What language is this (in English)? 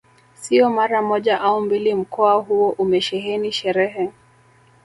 Swahili